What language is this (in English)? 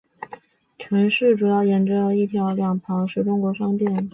Chinese